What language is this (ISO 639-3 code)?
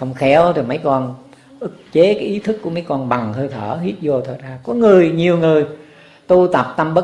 vie